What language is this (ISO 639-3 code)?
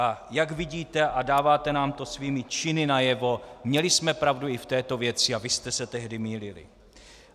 ces